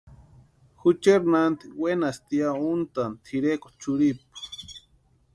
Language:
Western Highland Purepecha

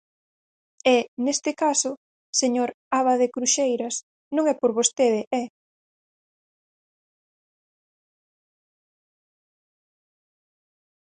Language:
Galician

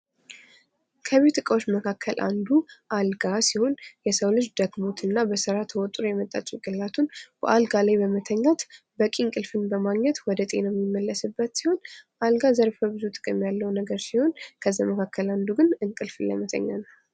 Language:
Amharic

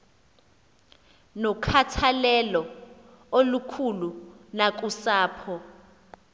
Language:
Xhosa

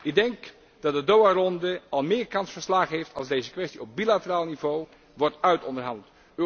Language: Dutch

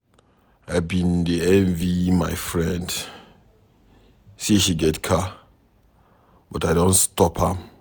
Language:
Nigerian Pidgin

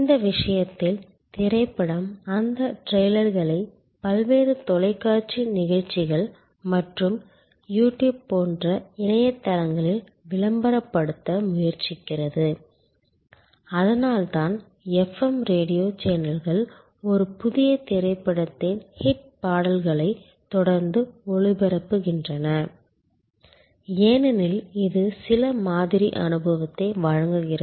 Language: Tamil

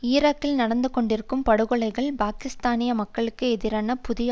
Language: Tamil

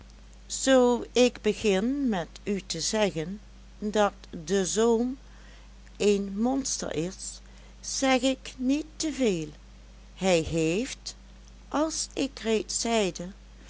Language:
Dutch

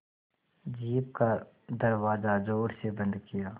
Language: Hindi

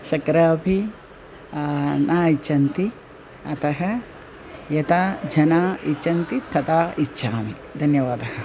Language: Sanskrit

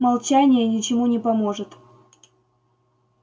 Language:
Russian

